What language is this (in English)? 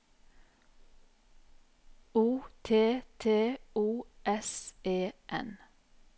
Norwegian